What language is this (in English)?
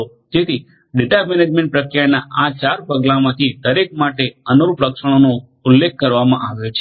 Gujarati